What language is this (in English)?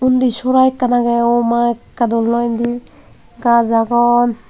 Chakma